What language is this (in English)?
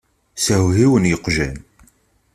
Kabyle